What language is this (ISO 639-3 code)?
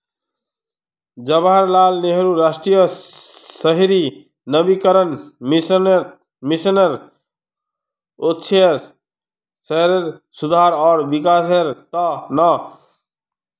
mag